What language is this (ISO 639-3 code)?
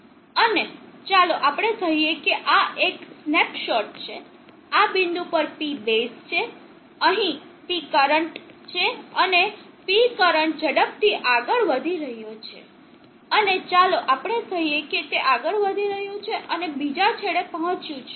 guj